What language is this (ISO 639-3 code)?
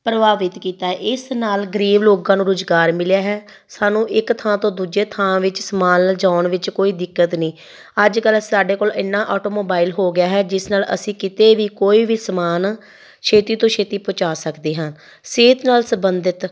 pan